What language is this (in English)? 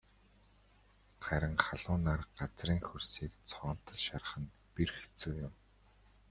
Mongolian